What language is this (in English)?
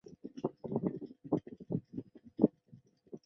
Chinese